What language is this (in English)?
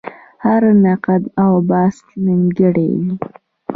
Pashto